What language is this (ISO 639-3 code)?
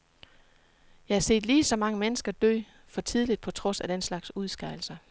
dan